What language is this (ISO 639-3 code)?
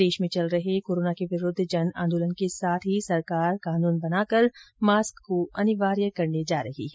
hin